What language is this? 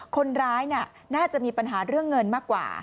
Thai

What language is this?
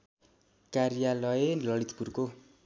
Nepali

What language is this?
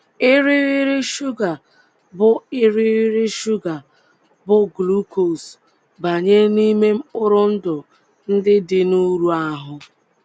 Igbo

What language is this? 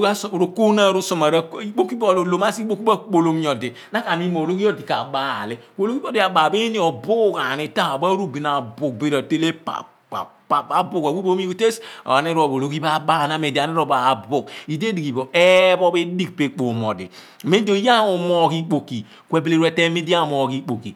Abua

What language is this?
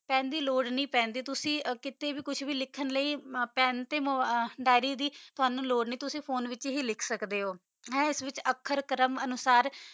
Punjabi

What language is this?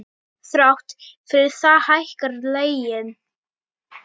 Icelandic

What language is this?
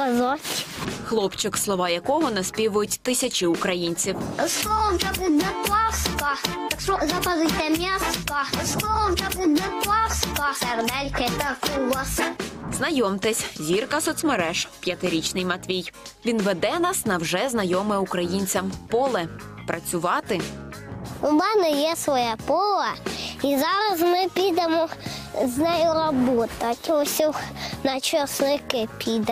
Ukrainian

